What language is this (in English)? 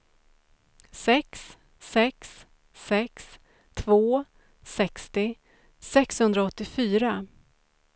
Swedish